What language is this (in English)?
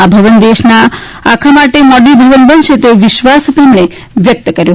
Gujarati